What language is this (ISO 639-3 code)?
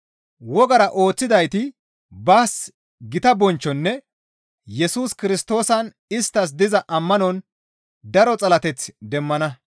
gmv